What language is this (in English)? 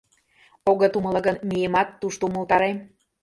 Mari